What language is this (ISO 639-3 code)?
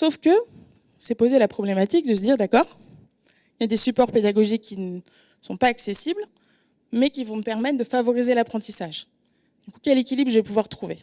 fra